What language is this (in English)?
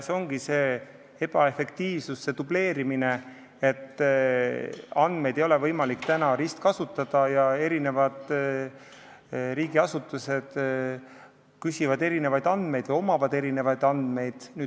Estonian